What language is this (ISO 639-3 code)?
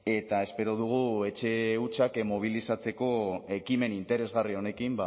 eus